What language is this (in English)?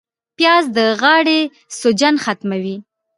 Pashto